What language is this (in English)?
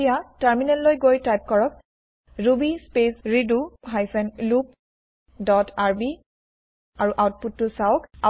Assamese